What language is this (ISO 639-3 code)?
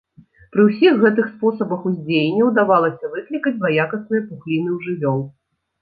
bel